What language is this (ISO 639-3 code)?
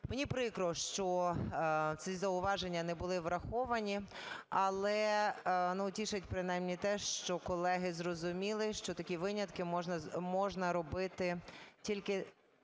ukr